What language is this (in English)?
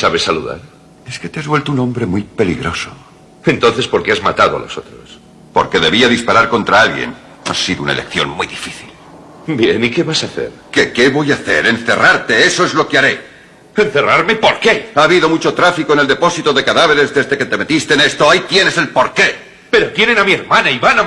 Spanish